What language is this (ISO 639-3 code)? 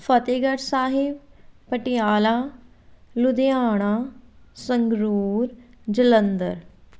pan